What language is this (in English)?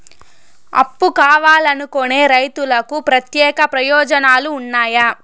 Telugu